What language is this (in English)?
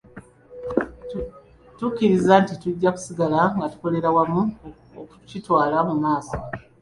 Ganda